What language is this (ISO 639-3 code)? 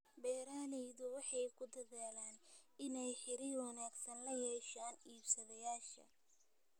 som